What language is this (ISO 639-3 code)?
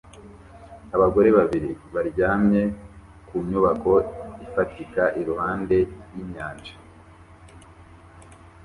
kin